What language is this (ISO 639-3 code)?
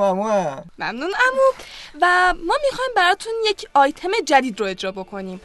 fas